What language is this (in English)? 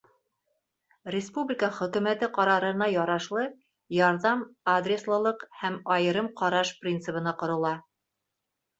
Bashkir